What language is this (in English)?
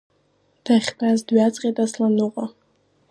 Abkhazian